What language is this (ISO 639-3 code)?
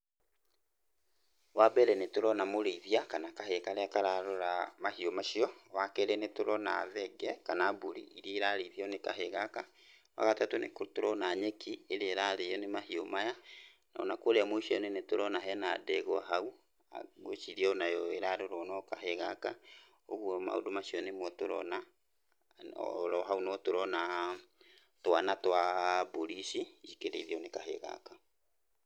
kik